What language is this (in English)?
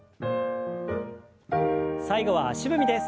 Japanese